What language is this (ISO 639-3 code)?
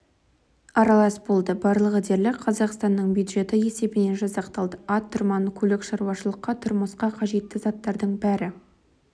kaz